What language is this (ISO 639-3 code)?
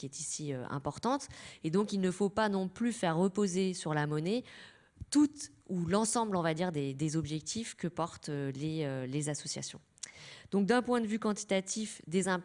fra